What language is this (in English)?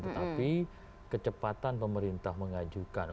Indonesian